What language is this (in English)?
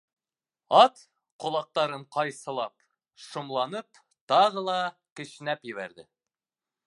Bashkir